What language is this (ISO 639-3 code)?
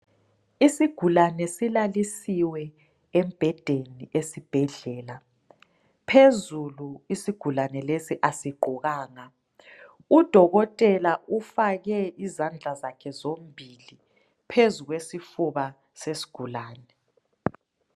nde